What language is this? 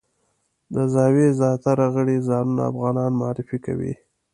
Pashto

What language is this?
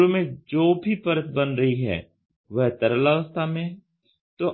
Hindi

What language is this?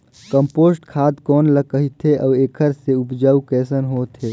Chhattisgarhi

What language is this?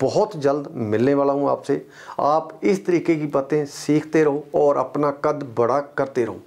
Hindi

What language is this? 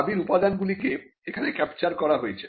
Bangla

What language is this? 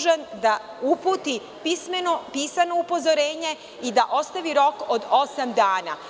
Serbian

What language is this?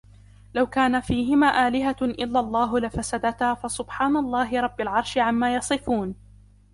Arabic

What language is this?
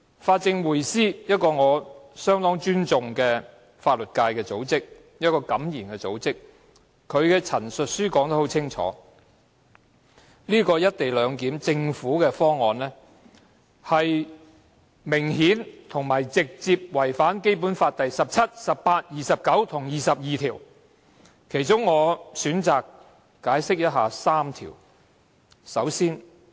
Cantonese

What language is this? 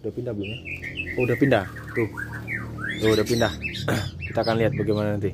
Indonesian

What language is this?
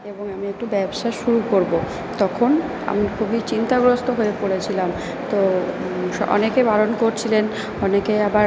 Bangla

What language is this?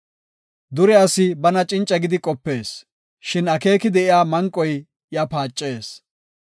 Gofa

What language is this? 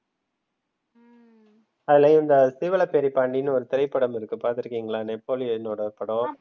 Tamil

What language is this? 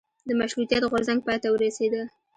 Pashto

